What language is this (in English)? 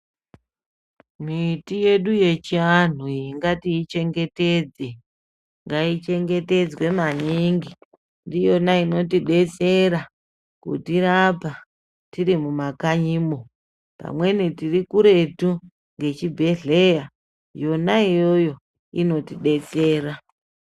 Ndau